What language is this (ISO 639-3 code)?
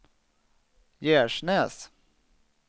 swe